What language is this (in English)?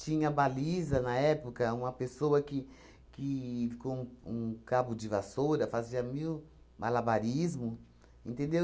Portuguese